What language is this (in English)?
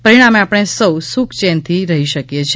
Gujarati